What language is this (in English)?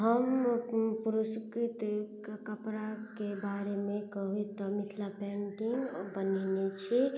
Maithili